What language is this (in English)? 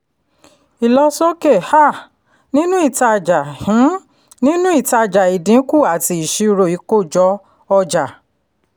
Yoruba